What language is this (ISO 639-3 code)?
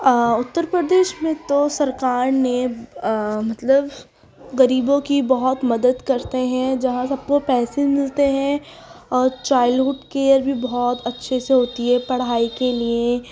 urd